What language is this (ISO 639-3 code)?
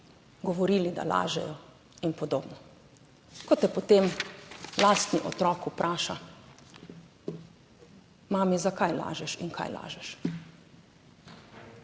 slv